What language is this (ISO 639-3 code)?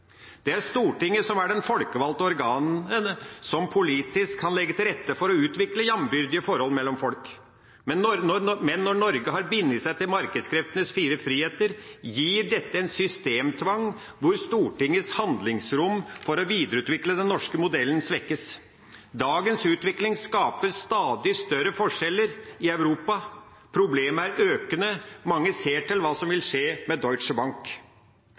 nob